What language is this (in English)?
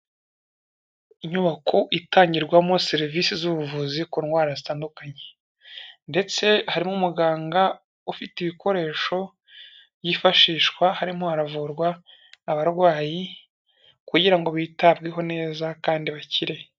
Kinyarwanda